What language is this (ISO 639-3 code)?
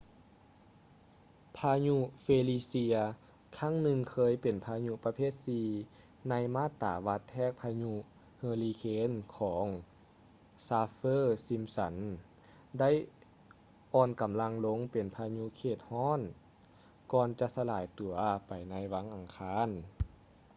lao